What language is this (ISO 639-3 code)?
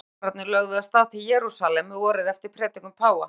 isl